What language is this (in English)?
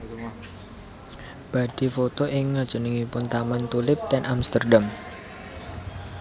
Javanese